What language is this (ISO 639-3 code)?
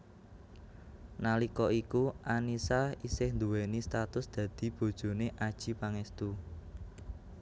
jav